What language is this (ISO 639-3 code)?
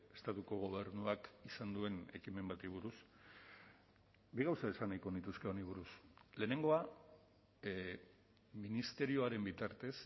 eus